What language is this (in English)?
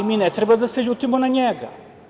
Serbian